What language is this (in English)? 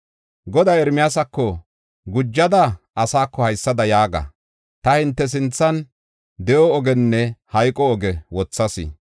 Gofa